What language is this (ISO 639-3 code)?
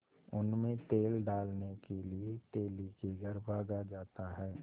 hin